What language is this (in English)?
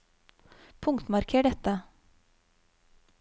Norwegian